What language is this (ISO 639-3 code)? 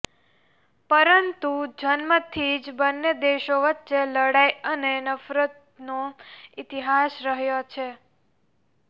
guj